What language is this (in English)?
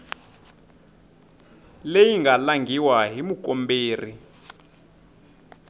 Tsonga